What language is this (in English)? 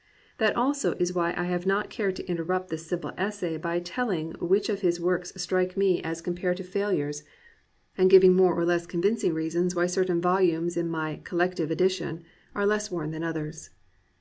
English